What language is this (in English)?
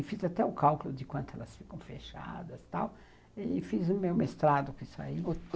Portuguese